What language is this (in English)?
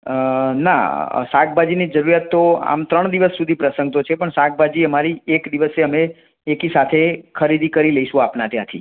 Gujarati